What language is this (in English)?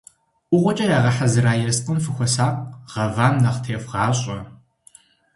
Kabardian